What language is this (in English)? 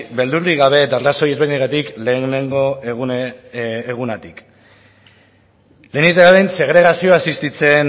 Basque